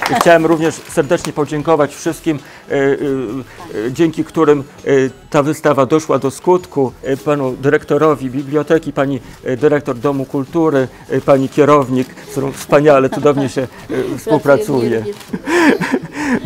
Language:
Polish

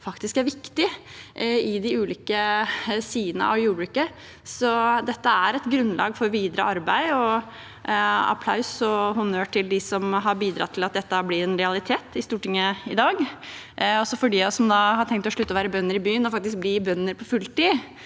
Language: Norwegian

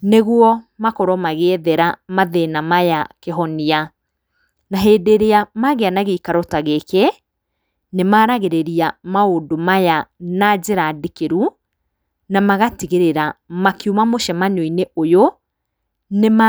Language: Kikuyu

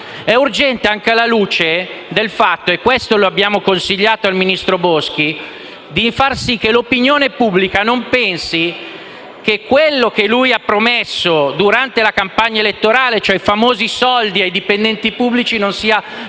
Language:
Italian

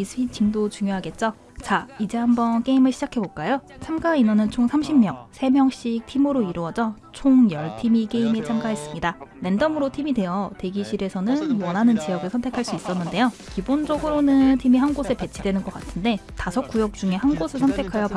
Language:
Korean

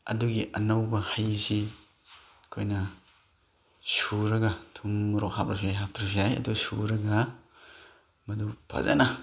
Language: Manipuri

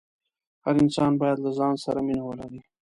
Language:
Pashto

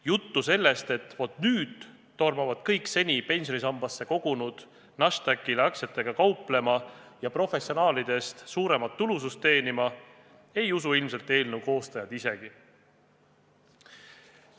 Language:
Estonian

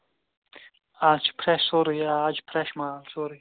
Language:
Kashmiri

